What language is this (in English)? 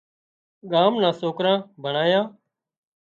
Wadiyara Koli